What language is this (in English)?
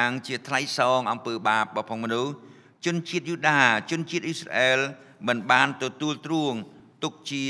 Vietnamese